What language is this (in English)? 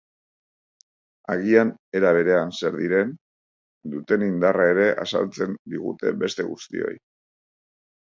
Basque